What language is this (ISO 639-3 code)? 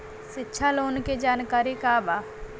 bho